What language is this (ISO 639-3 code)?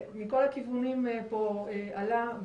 heb